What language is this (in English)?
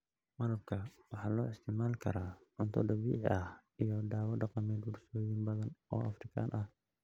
Somali